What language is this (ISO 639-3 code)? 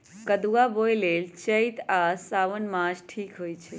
mag